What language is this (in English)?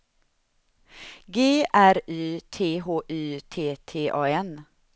Swedish